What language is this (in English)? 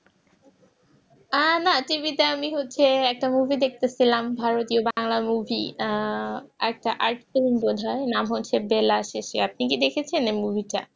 Bangla